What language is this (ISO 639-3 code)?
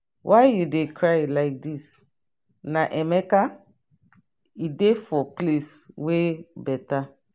pcm